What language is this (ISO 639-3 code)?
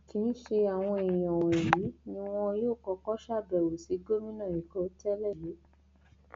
yor